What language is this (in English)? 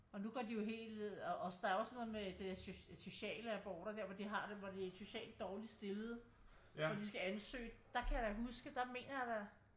Danish